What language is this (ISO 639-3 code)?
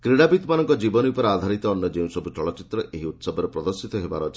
ori